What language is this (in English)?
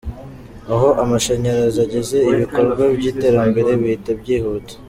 Kinyarwanda